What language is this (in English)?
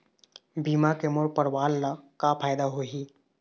Chhattisgarhi